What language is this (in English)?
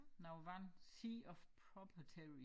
Danish